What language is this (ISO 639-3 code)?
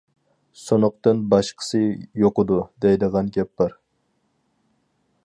uig